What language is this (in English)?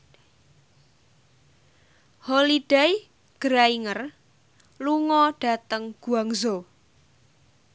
Javanese